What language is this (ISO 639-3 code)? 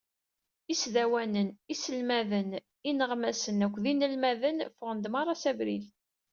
kab